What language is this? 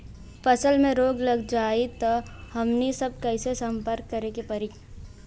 Bhojpuri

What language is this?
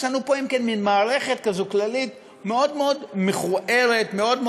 Hebrew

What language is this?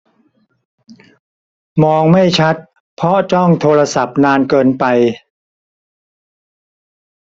Thai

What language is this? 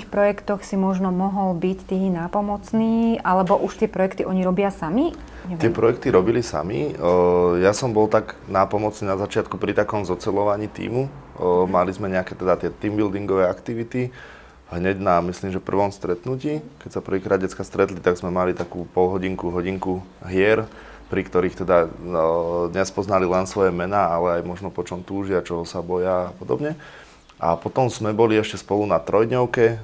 Slovak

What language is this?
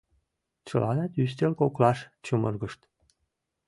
Mari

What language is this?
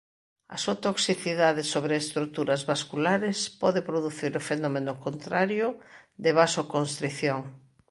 Galician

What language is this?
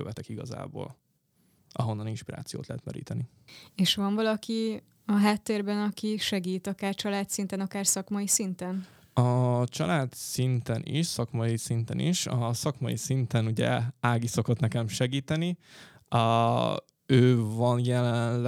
Hungarian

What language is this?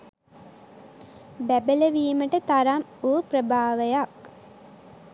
Sinhala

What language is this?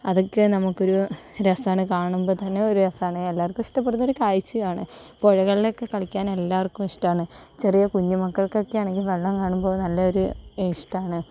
Malayalam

